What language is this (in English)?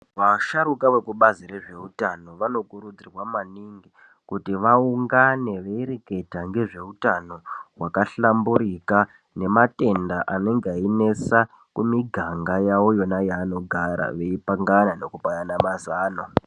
Ndau